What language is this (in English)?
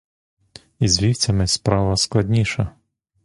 Ukrainian